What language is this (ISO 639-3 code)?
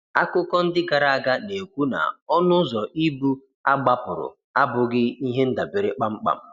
ibo